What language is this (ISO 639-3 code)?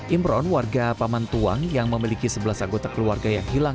ind